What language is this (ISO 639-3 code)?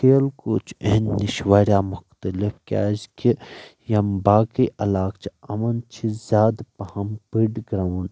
kas